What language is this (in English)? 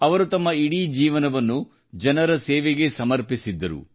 Kannada